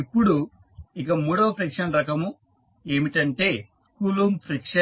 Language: Telugu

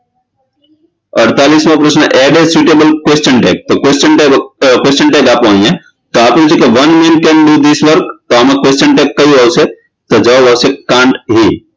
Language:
Gujarati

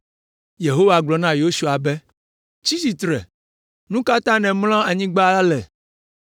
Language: Ewe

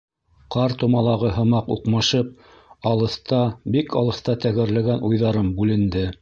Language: Bashkir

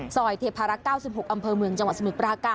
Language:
Thai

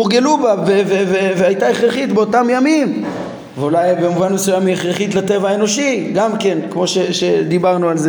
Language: Hebrew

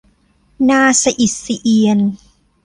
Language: Thai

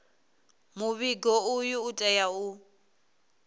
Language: Venda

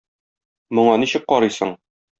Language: Tatar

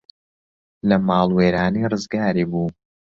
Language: Central Kurdish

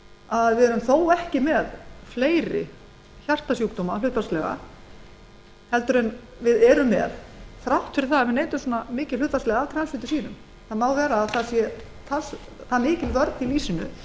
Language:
Icelandic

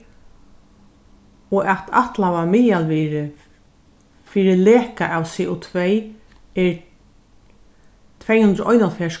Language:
Faroese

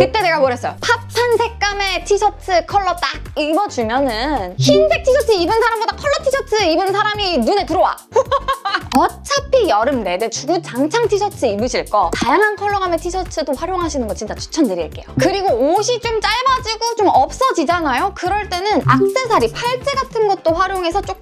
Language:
Korean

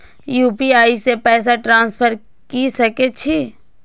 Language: Maithili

